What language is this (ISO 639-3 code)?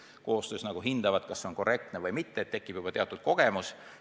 est